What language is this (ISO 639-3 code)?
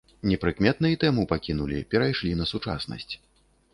bel